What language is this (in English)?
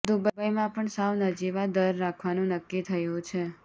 Gujarati